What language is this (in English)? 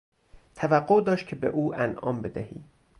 Persian